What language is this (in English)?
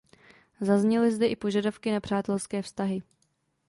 Czech